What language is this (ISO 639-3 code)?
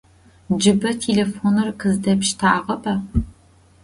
ady